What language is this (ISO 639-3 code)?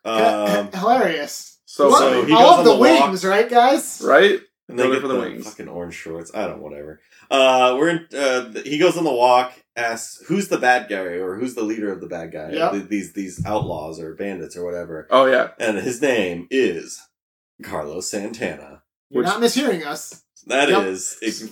eng